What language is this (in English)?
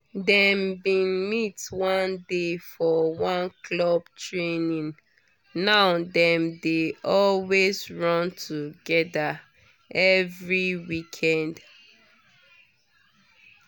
Nigerian Pidgin